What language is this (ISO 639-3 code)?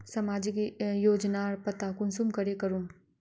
mag